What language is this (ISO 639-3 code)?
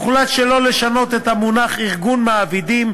heb